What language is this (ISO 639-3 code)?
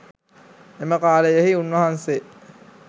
sin